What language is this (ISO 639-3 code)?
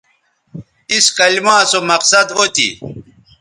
btv